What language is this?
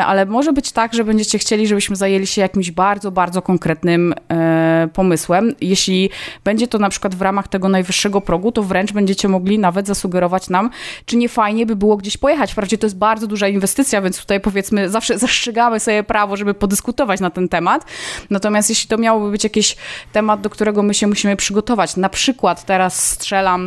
Polish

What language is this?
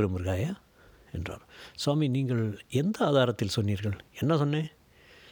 Tamil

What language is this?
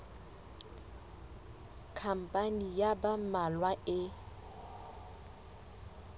Southern Sotho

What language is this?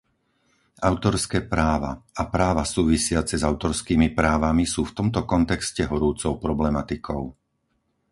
Slovak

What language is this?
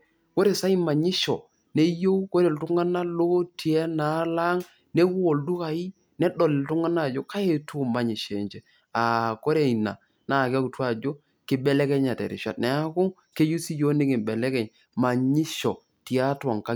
Masai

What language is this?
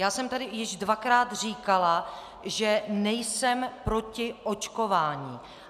Czech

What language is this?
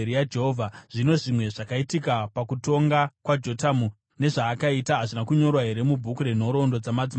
Shona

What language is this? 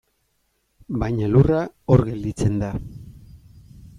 Basque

